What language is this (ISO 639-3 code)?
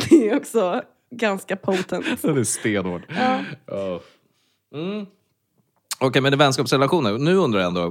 swe